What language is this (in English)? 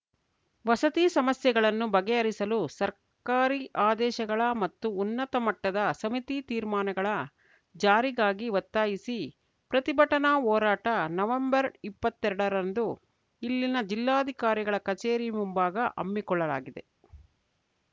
Kannada